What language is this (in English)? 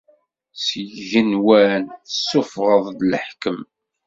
Kabyle